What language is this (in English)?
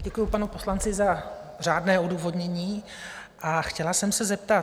Czech